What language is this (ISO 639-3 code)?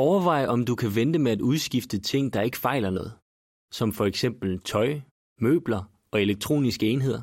dan